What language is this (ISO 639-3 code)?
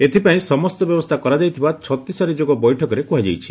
ori